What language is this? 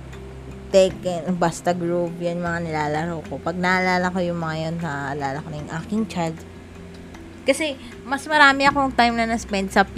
Filipino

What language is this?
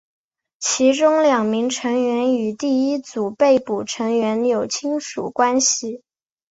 Chinese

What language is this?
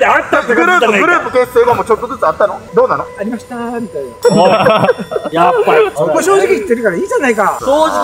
Japanese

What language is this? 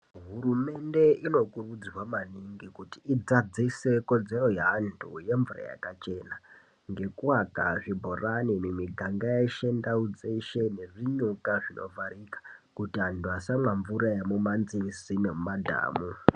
Ndau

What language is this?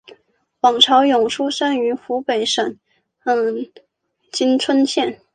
Chinese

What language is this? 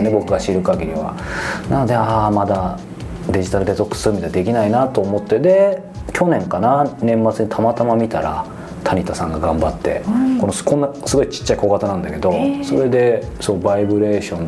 Japanese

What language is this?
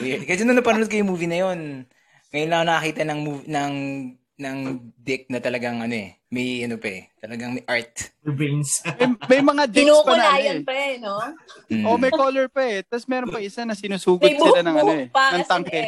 Filipino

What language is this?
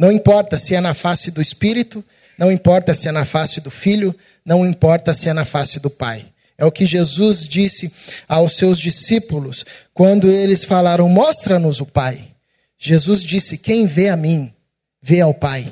Portuguese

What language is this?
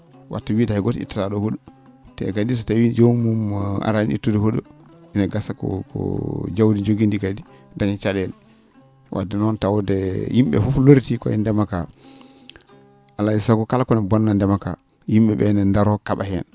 Fula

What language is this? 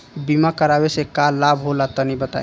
Bhojpuri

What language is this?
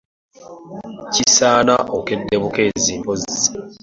Ganda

